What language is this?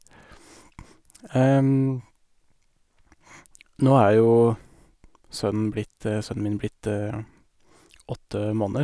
Norwegian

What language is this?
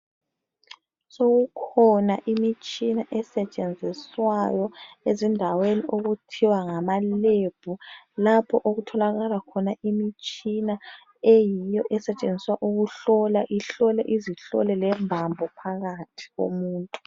North Ndebele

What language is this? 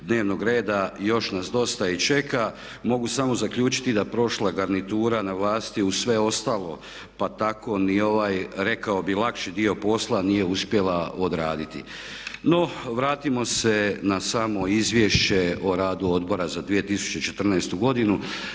Croatian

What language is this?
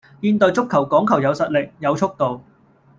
Cantonese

